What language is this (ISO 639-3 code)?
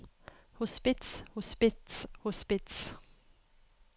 nor